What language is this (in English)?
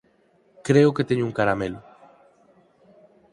Galician